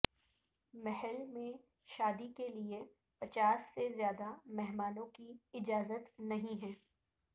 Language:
Urdu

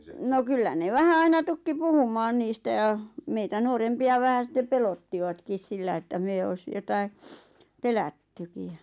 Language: Finnish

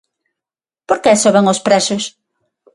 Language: Galician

